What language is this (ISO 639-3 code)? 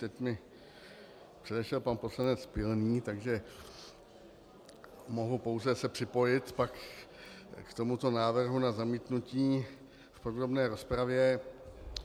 ces